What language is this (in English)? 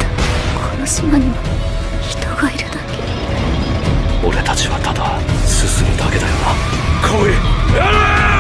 Japanese